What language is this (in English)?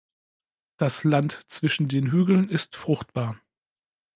German